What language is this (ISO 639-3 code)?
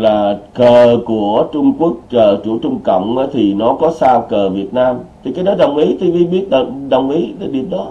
vie